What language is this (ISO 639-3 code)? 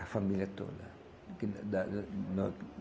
por